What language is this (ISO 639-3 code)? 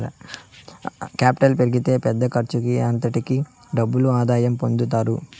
tel